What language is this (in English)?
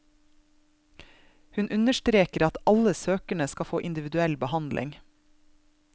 Norwegian